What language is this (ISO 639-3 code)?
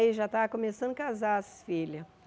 por